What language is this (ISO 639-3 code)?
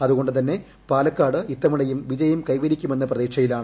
mal